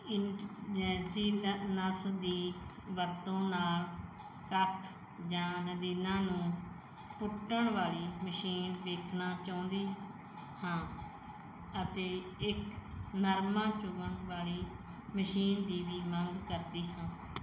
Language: Punjabi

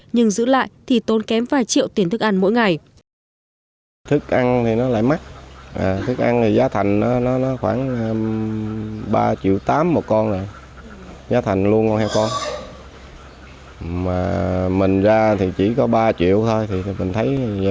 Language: Vietnamese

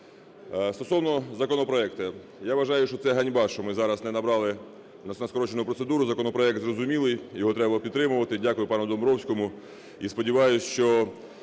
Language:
Ukrainian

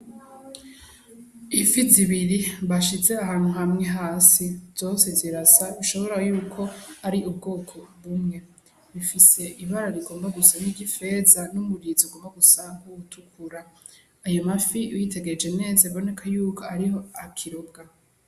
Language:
Rundi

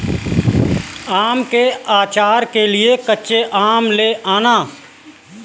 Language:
Hindi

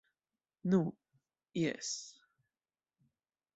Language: Esperanto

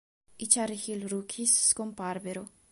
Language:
Italian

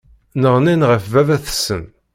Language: Kabyle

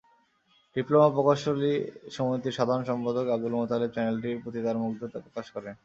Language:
Bangla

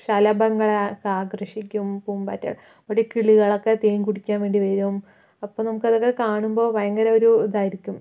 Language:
Malayalam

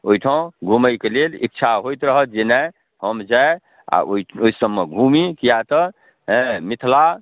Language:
Maithili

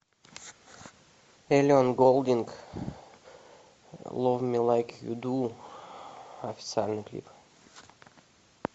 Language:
Russian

